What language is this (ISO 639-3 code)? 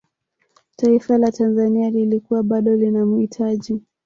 swa